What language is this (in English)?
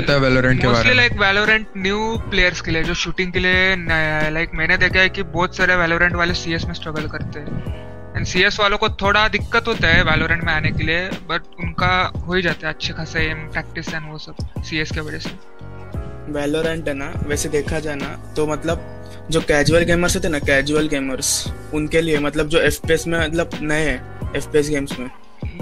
Hindi